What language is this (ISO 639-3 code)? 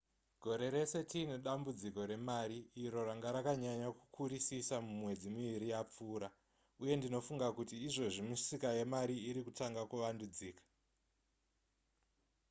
sna